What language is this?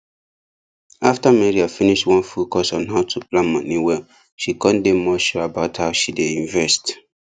Nigerian Pidgin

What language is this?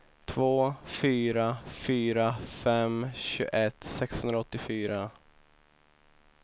Swedish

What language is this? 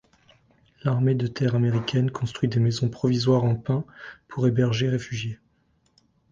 French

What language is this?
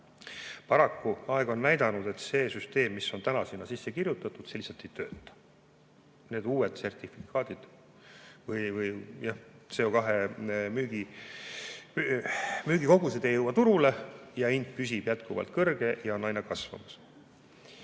Estonian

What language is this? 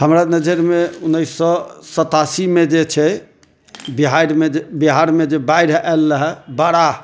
Maithili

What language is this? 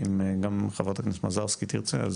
Hebrew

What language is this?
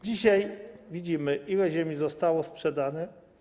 Polish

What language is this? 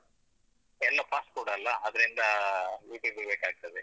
Kannada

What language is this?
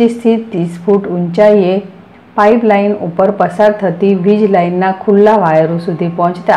Gujarati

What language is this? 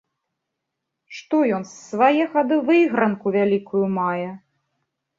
Belarusian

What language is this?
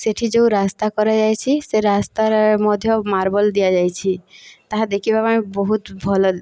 Odia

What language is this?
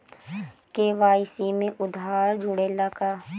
Bhojpuri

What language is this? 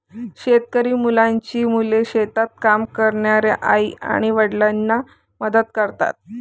Marathi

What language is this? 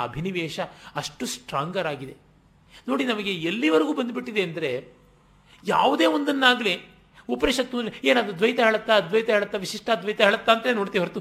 Kannada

